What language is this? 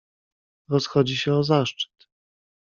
Polish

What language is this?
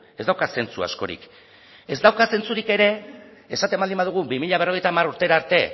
Basque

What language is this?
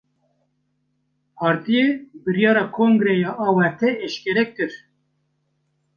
Kurdish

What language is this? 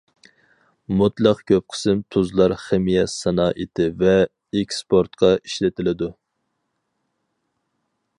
Uyghur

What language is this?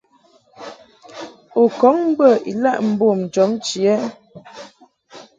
Mungaka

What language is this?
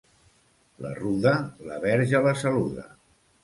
Catalan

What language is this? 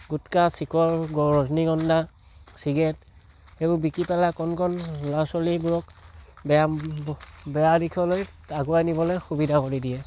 Assamese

